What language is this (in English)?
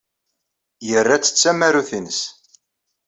Kabyle